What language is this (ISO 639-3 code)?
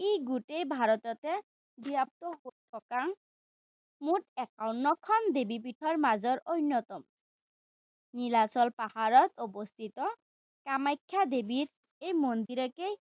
asm